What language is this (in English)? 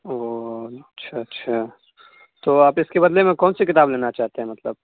Urdu